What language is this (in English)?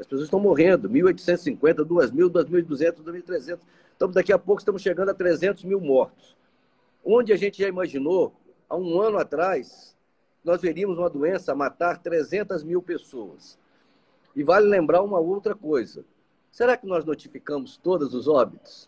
Portuguese